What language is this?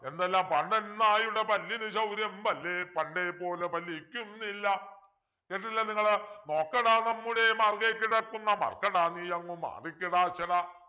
Malayalam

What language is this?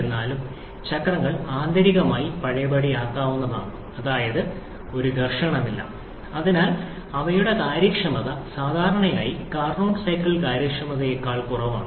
Malayalam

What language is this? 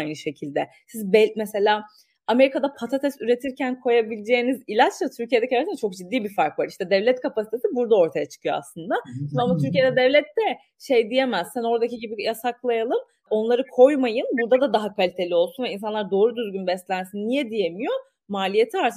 Turkish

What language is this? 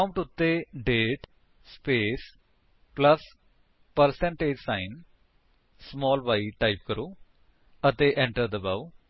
Punjabi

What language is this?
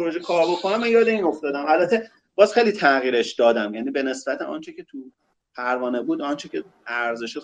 Persian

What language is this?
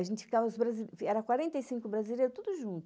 Portuguese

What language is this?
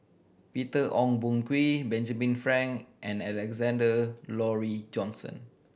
English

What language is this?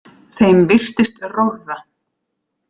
Icelandic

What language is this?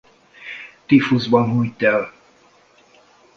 Hungarian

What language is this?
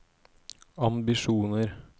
Norwegian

